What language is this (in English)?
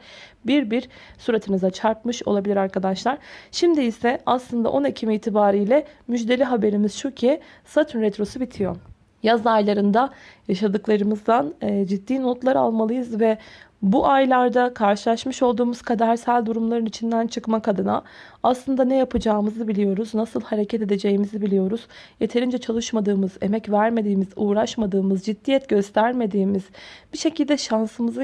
Turkish